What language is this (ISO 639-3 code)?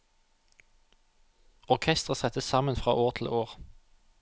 nor